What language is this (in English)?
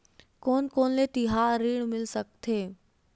Chhattisgarhi